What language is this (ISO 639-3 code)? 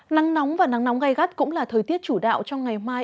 vie